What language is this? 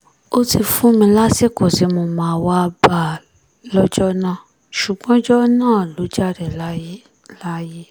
Yoruba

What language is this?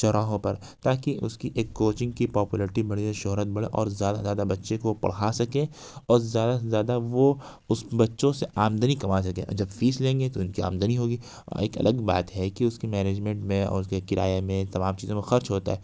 Urdu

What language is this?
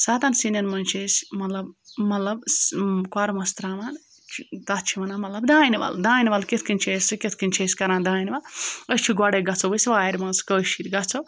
Kashmiri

